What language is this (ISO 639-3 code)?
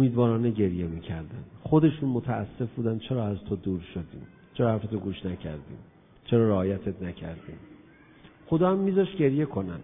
fas